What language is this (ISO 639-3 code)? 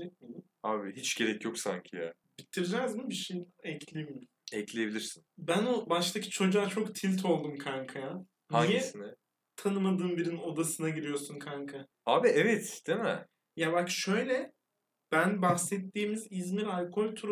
tur